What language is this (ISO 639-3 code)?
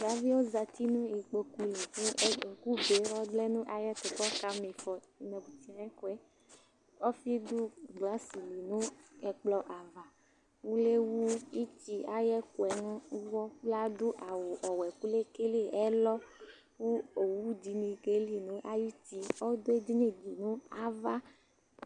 kpo